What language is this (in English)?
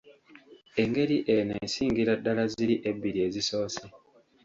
Ganda